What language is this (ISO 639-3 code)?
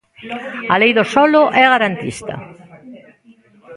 glg